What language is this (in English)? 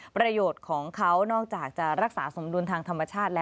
Thai